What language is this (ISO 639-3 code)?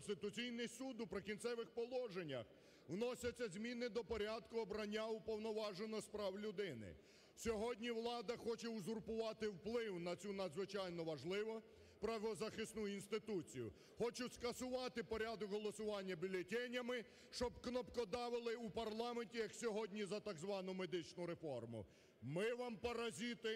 ukr